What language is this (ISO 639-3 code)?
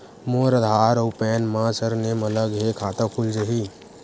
hne